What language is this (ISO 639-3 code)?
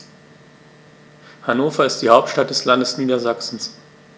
deu